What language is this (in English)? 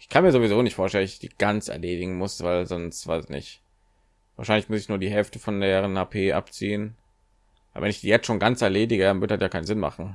German